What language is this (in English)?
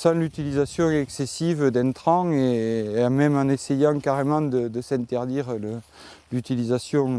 French